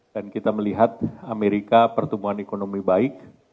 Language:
Indonesian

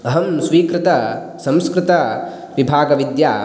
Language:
Sanskrit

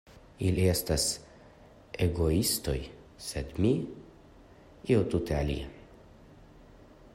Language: Esperanto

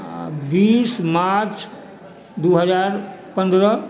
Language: Maithili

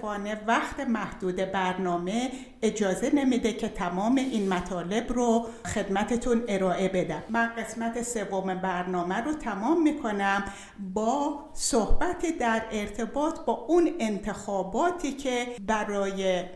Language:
Persian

